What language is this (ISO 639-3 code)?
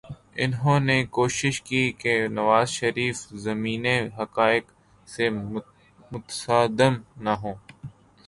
urd